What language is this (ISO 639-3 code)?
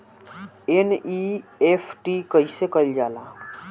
bho